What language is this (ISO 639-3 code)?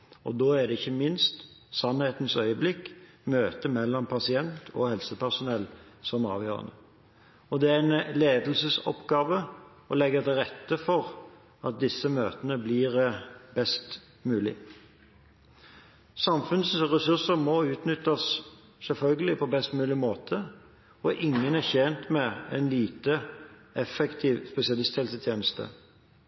nob